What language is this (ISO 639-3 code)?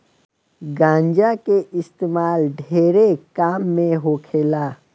bho